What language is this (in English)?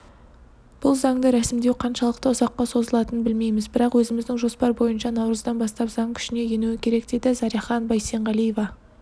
Kazakh